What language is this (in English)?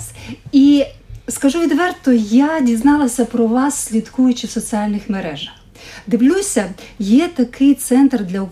Ukrainian